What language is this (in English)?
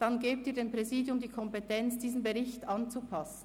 Swiss German